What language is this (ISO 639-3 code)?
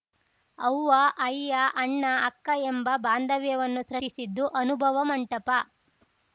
kan